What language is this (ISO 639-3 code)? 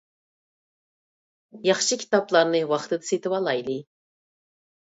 uig